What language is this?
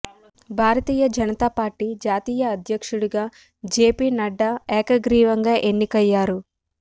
Telugu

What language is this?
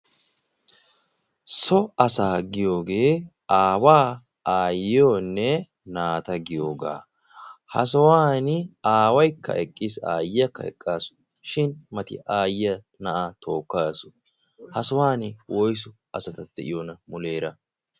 Wolaytta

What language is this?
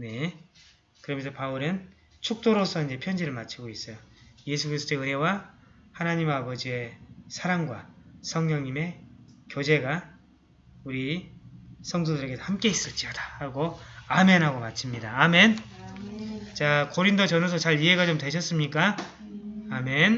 Korean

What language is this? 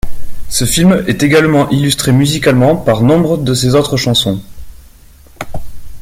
French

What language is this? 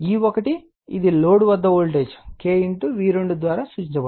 Telugu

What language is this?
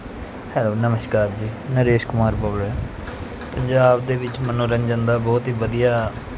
Punjabi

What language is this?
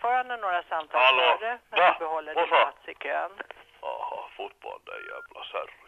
Swedish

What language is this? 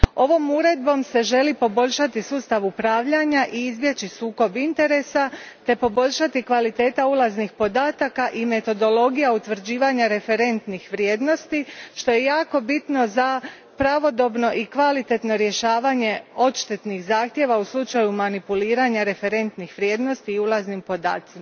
Croatian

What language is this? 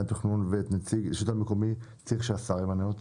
Hebrew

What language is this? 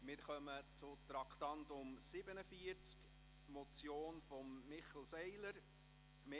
Swiss German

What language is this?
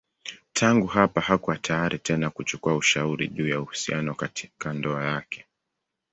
Swahili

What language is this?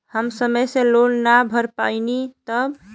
Bhojpuri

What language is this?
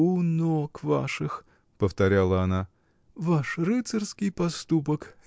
Russian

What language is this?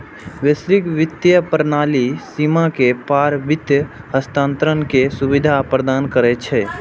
Maithili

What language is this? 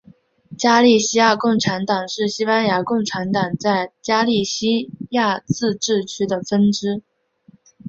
Chinese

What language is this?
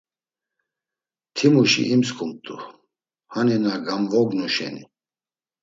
Laz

